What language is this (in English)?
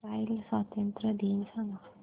Marathi